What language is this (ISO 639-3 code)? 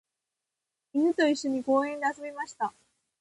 jpn